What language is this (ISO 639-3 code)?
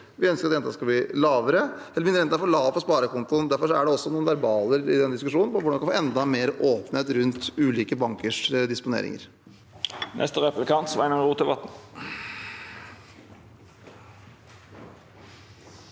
nor